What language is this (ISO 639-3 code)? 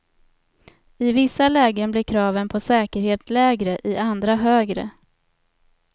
swe